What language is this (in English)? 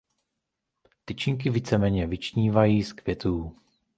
Czech